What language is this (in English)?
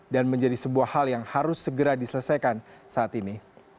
Indonesian